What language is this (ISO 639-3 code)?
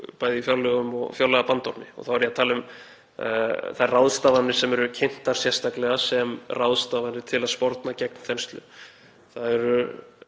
isl